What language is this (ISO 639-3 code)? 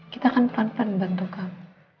ind